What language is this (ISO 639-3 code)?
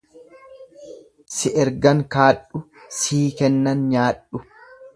orm